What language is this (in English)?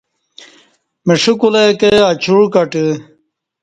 Kati